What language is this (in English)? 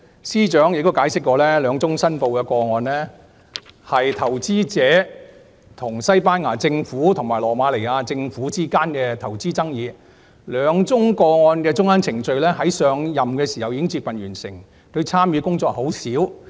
Cantonese